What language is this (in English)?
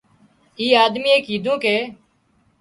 Wadiyara Koli